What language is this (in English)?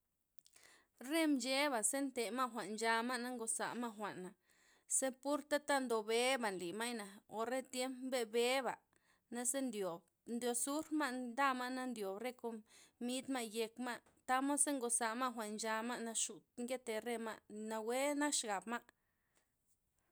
Loxicha Zapotec